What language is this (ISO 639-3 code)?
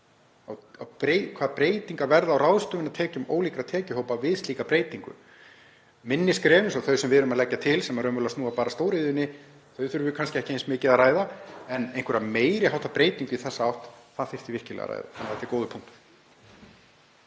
isl